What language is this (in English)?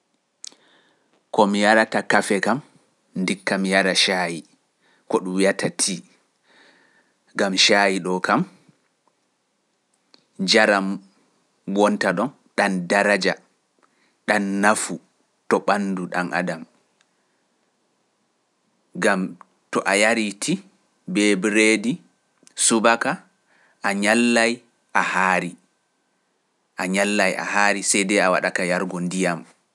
Pular